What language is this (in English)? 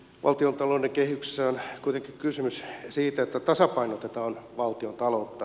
Finnish